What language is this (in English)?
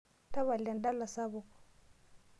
Masai